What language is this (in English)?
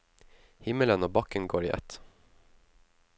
Norwegian